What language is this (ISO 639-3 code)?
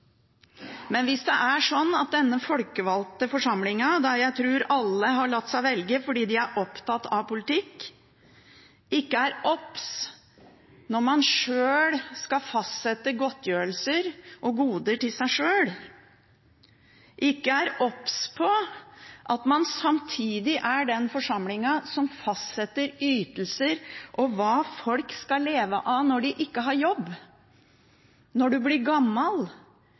nob